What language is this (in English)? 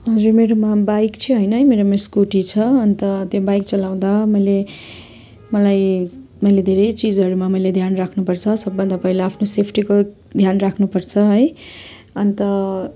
Nepali